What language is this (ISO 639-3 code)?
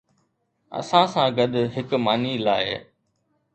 snd